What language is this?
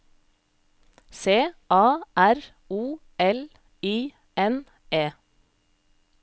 Norwegian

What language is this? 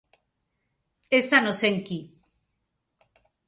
Basque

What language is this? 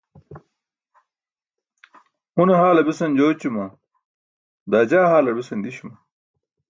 Burushaski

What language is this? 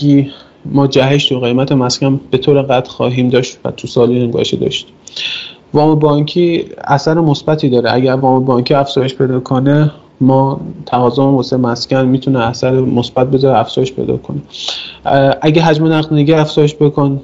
Persian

